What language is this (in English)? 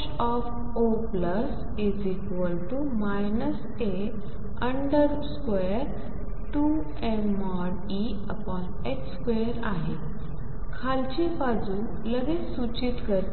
Marathi